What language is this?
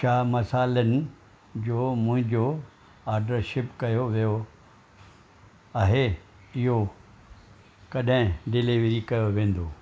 Sindhi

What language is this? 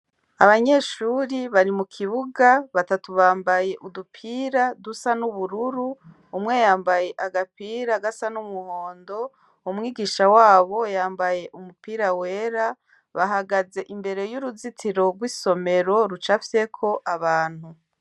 Rundi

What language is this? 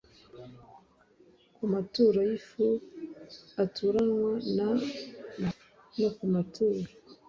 Kinyarwanda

